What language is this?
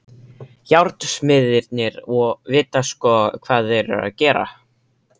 Icelandic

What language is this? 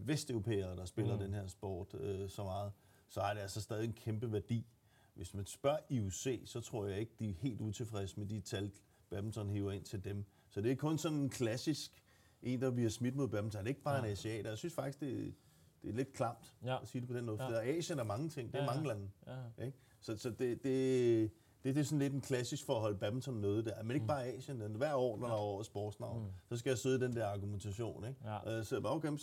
Danish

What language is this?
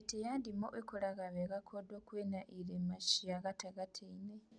Kikuyu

